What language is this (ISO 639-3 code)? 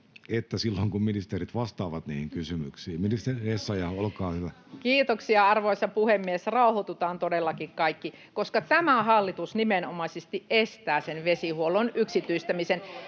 fin